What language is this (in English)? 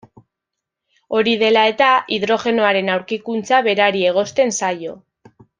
Basque